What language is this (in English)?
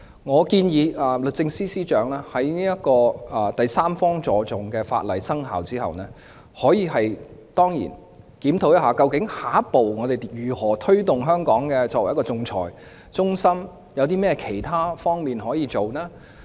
Cantonese